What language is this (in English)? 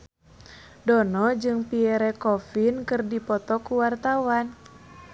Sundanese